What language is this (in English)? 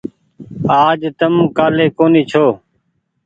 Goaria